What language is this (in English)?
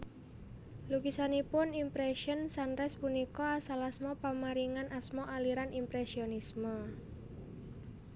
Javanese